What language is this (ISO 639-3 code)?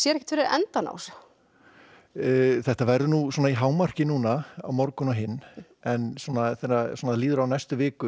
isl